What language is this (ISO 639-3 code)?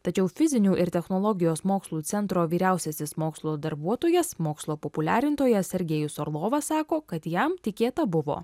lit